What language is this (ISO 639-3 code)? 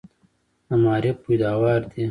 pus